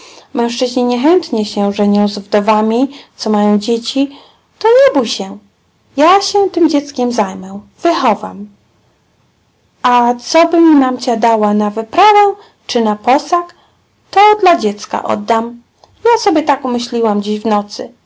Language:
Polish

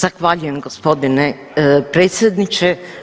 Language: Croatian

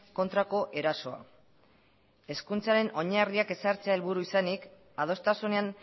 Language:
Basque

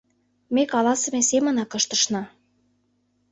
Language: Mari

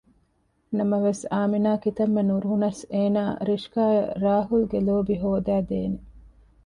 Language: Divehi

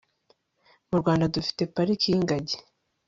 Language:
Kinyarwanda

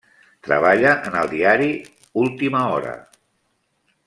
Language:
Catalan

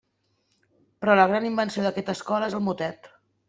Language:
Catalan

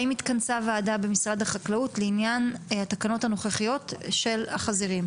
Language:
Hebrew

